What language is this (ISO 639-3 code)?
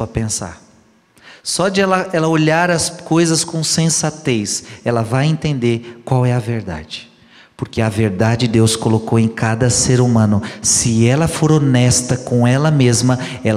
por